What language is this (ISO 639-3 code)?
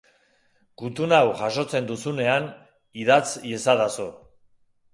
eus